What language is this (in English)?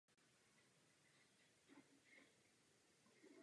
Czech